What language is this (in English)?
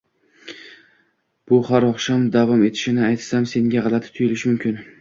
Uzbek